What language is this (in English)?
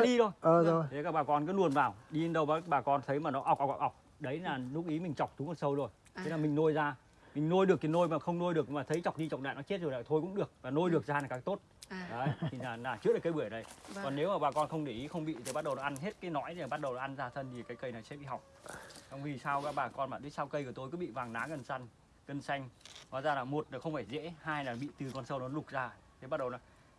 Vietnamese